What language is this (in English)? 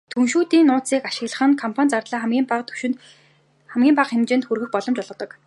Mongolian